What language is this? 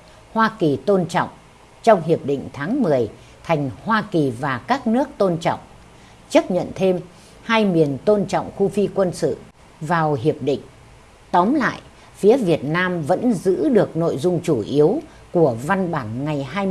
Vietnamese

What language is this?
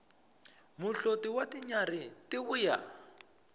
Tsonga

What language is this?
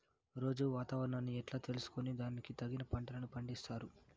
Telugu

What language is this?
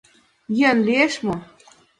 Mari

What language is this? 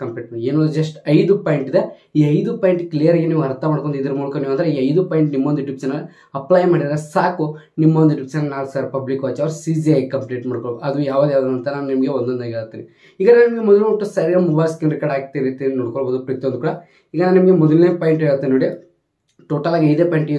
Kannada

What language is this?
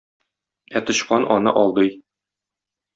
Tatar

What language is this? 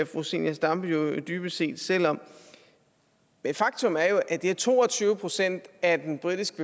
Danish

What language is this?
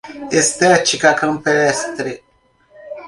Portuguese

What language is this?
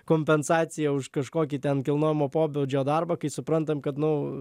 Lithuanian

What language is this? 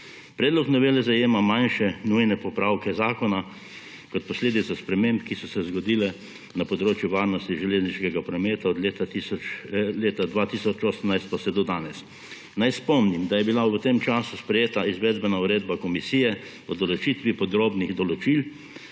Slovenian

